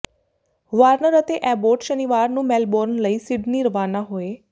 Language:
Punjabi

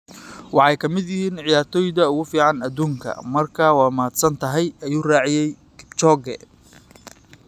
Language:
Somali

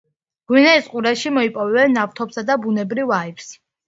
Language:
Georgian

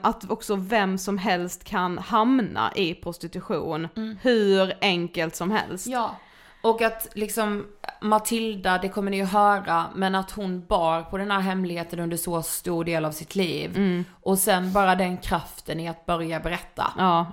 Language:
Swedish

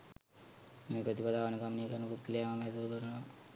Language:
Sinhala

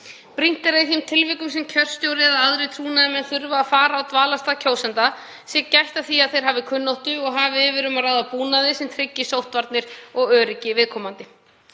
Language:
Icelandic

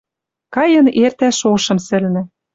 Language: Western Mari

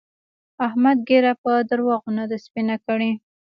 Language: Pashto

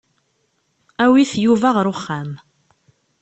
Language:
Kabyle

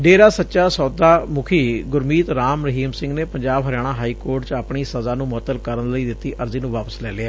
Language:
Punjabi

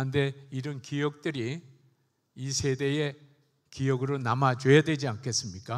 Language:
Korean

